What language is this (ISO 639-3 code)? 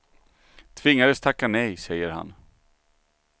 swe